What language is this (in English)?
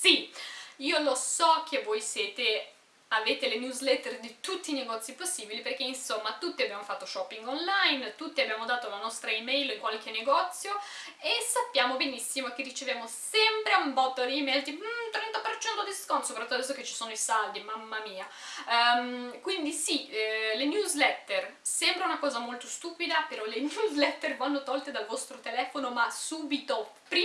Italian